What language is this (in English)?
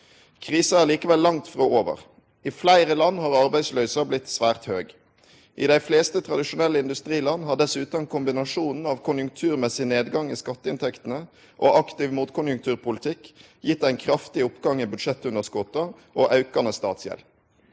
Norwegian